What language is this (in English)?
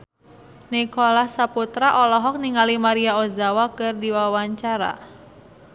Sundanese